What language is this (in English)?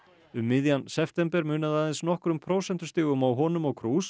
Icelandic